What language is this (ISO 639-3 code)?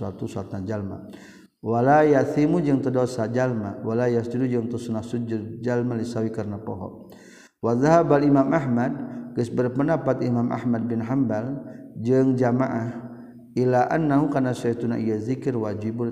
msa